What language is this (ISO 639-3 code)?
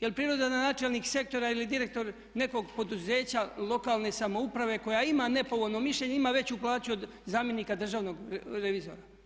hrv